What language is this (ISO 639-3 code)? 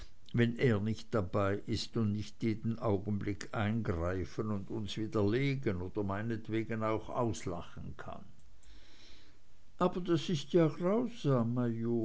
deu